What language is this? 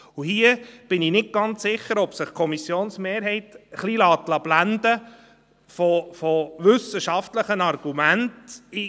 Swiss German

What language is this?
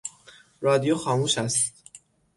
Persian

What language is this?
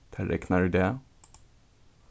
Faroese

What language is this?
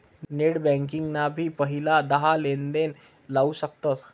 Marathi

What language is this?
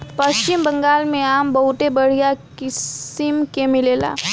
Bhojpuri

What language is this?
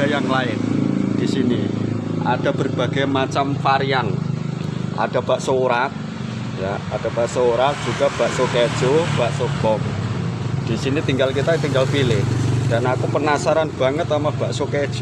Indonesian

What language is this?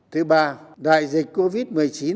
Vietnamese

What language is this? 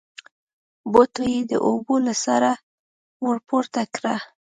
Pashto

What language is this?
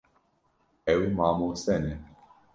Kurdish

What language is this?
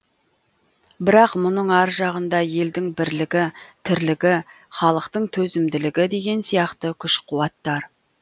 Kazakh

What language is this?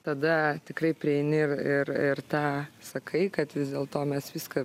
Lithuanian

